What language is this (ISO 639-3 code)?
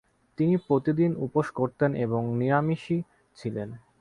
ben